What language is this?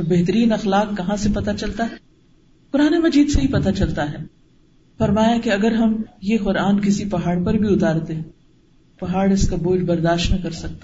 Urdu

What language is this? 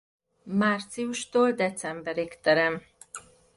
Hungarian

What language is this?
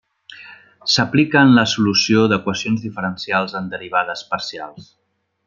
Catalan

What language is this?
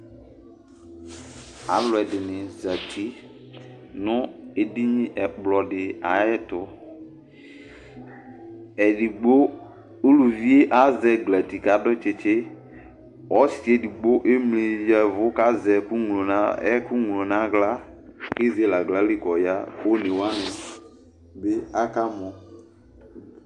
Ikposo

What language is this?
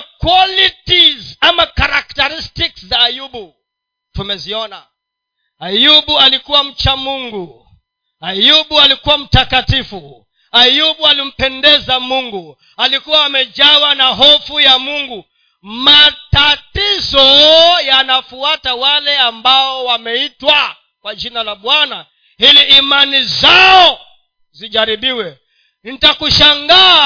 Swahili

